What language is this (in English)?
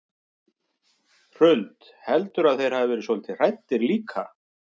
Icelandic